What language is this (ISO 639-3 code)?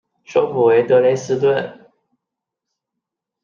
zho